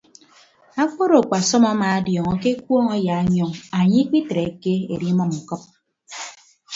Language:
Ibibio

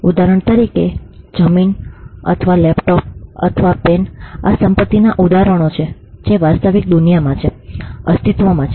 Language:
Gujarati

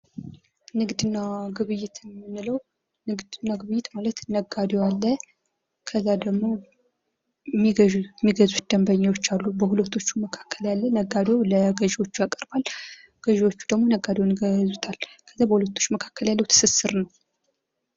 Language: Amharic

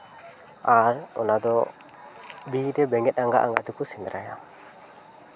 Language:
Santali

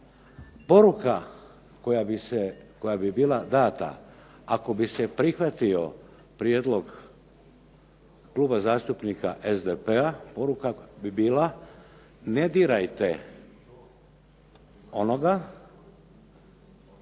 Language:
Croatian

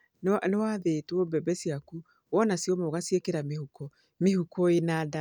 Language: Kikuyu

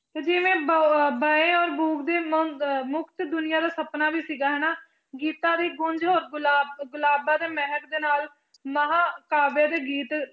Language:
Punjabi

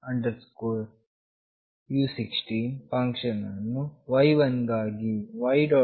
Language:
Kannada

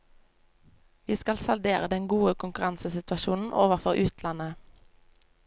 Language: Norwegian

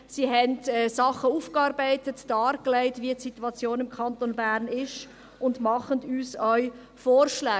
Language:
Swiss German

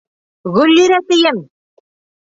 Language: Bashkir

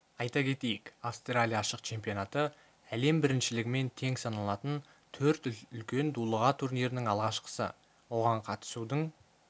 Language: Kazakh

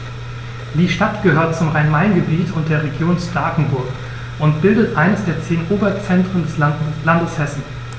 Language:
German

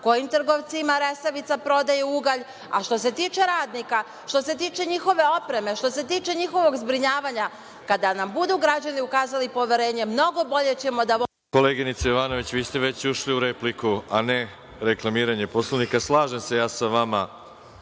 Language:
Serbian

